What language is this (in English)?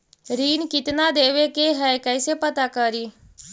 Magahi